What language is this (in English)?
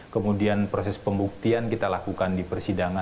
Indonesian